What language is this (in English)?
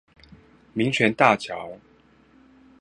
Chinese